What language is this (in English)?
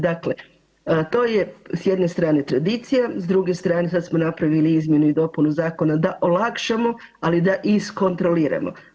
Croatian